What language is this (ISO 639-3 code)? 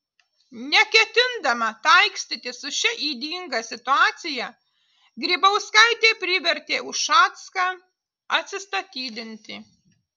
lit